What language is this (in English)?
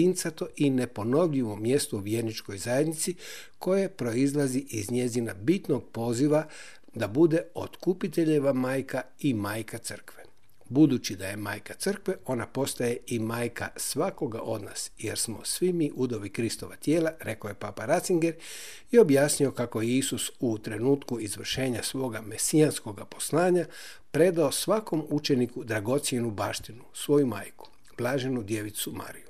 Croatian